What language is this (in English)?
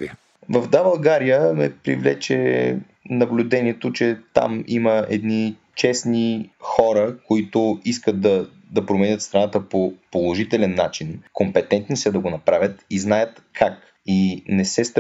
Bulgarian